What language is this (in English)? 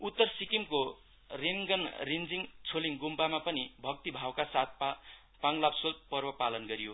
Nepali